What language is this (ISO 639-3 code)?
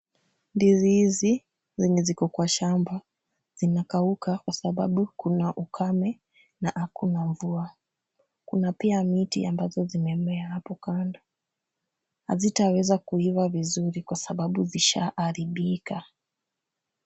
swa